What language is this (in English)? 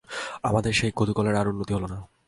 Bangla